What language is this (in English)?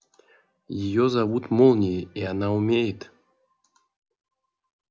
Russian